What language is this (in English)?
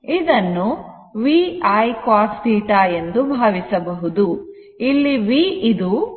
Kannada